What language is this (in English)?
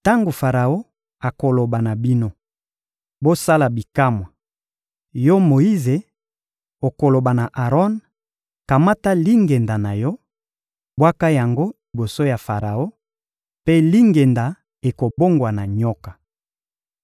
Lingala